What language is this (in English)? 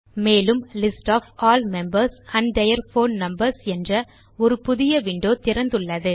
Tamil